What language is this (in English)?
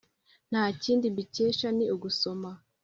Kinyarwanda